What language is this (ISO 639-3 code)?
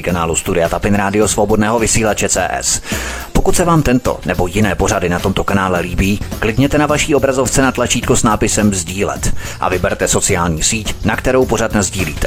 ces